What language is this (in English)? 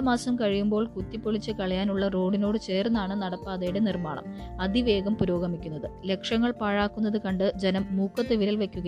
Malayalam